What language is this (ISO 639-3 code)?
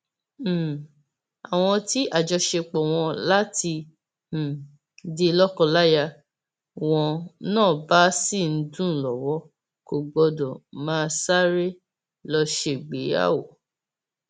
yor